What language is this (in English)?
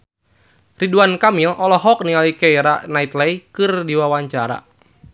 Sundanese